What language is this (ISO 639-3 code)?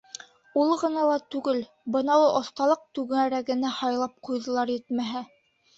bak